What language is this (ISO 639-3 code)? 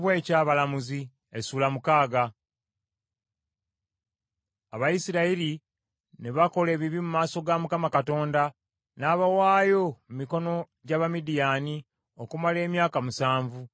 lug